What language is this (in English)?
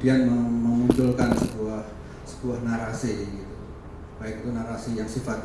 Indonesian